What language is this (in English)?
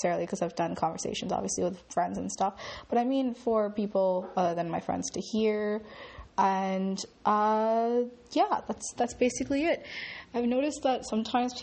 English